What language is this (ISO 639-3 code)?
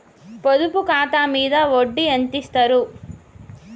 tel